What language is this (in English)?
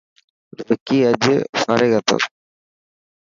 Dhatki